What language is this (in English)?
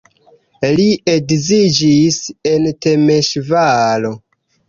Esperanto